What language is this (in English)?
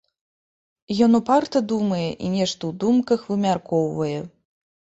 Belarusian